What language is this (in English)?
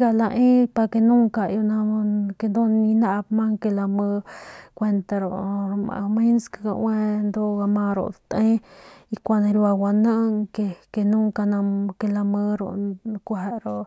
Northern Pame